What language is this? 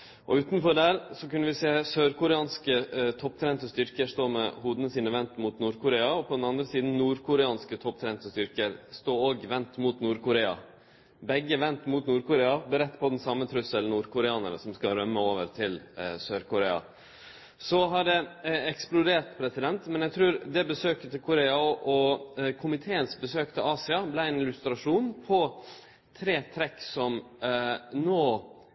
Norwegian Nynorsk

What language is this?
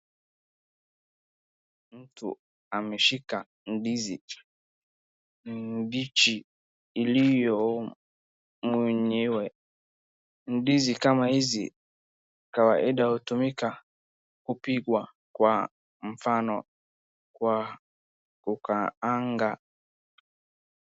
Swahili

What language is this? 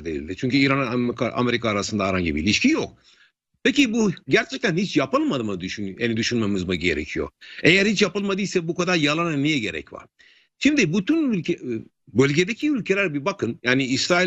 Turkish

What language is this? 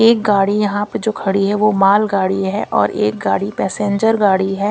Hindi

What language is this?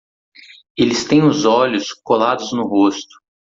Portuguese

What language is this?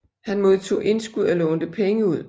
Danish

